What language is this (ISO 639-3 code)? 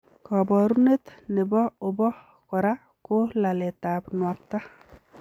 kln